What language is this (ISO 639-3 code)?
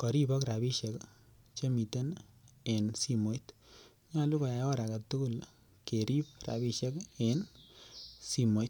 kln